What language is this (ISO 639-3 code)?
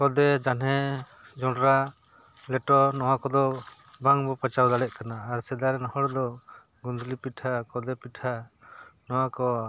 sat